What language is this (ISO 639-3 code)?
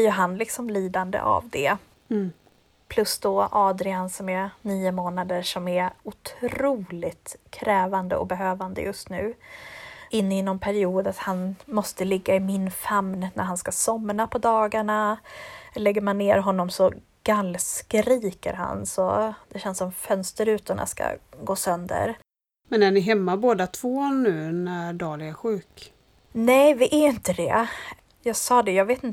swe